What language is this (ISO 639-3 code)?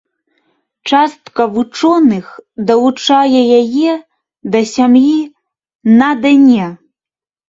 bel